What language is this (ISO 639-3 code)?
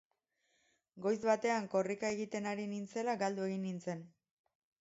eus